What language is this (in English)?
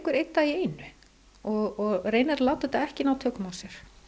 Icelandic